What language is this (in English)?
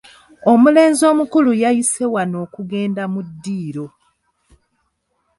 Ganda